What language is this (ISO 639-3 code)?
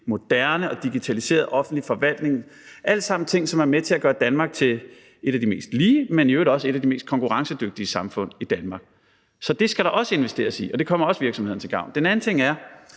dan